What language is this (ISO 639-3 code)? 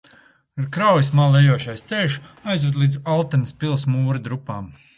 lav